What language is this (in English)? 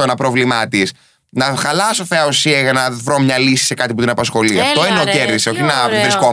Greek